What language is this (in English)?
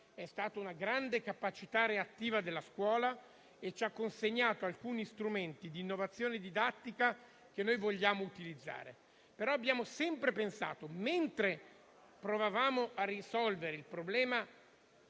Italian